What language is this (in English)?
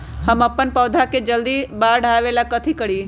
Magahi